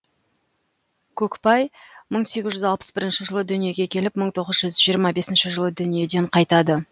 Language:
Kazakh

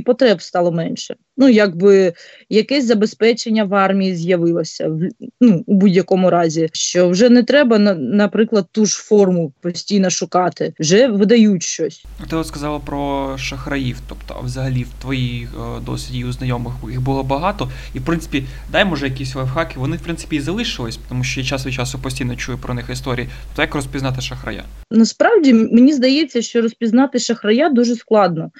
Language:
Ukrainian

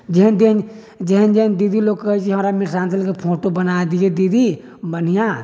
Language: Maithili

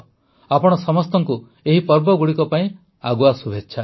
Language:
Odia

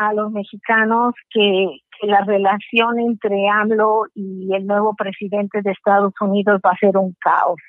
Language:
Spanish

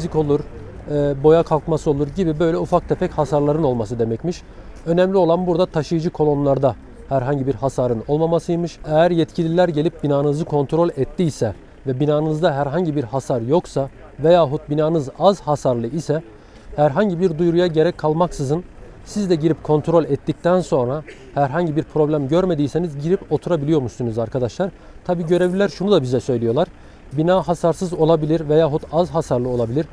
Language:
Turkish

